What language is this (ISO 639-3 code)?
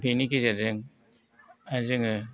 brx